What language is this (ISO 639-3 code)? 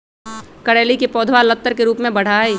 mag